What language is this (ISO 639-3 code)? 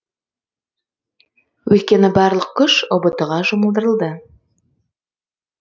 kaz